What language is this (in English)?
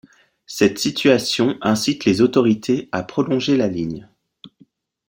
French